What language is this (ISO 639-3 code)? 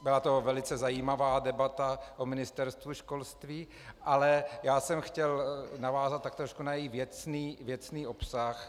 ces